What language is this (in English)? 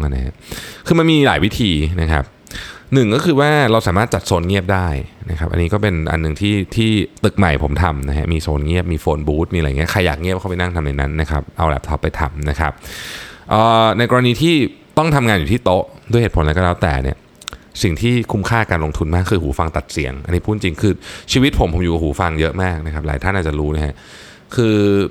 Thai